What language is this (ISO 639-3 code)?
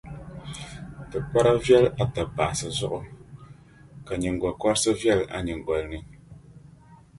dag